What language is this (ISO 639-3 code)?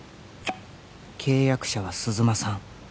jpn